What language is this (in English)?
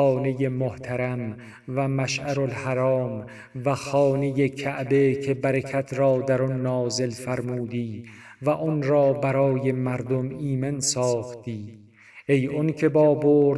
Persian